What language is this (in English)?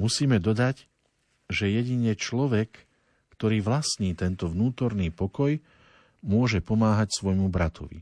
Slovak